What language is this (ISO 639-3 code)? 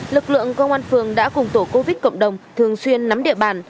vie